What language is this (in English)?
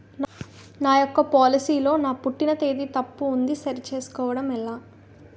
Telugu